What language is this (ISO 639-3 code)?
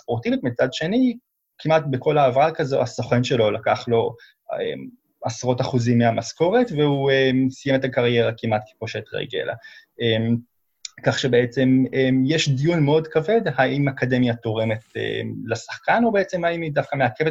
heb